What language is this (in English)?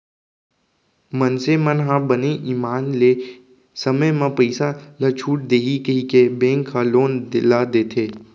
Chhattisgarhi